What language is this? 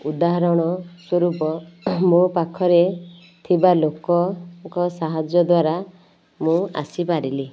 Odia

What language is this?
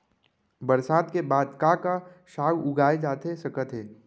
Chhattisgarhi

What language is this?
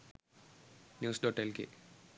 Sinhala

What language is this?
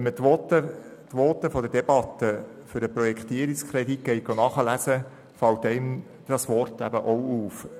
Swiss German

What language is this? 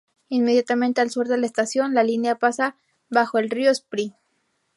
Spanish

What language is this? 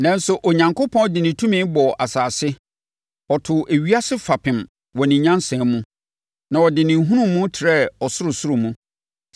Akan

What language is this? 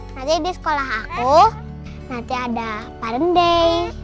Indonesian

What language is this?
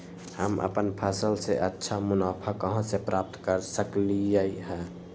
Magahi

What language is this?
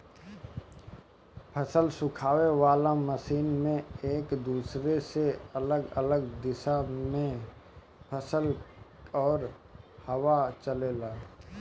Bhojpuri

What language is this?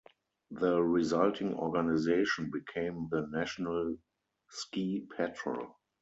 English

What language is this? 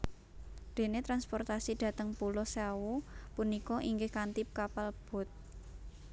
Javanese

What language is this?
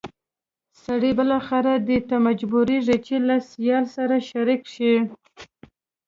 Pashto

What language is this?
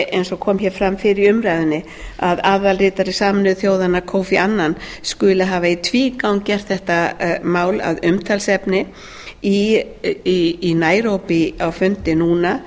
Icelandic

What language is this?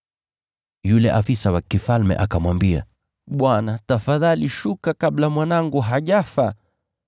Swahili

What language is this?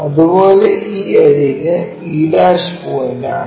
Malayalam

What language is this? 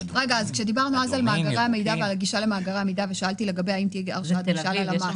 Hebrew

